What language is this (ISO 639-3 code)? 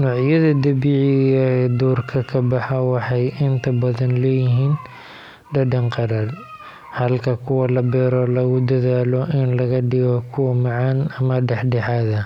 som